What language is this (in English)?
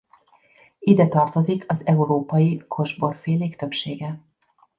Hungarian